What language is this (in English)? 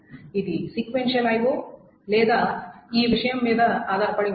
Telugu